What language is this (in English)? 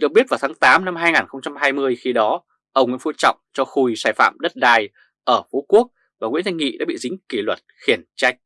Vietnamese